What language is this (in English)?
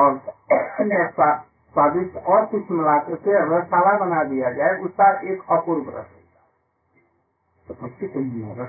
Hindi